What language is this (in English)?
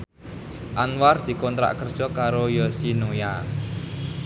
Javanese